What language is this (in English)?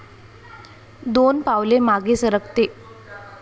Marathi